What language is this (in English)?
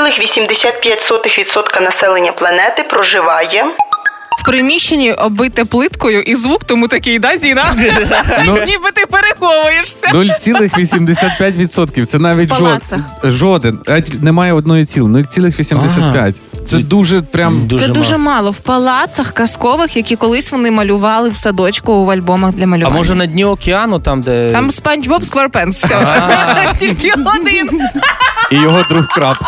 Ukrainian